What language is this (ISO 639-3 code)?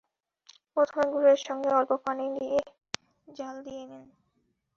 ben